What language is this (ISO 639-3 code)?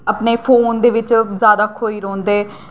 doi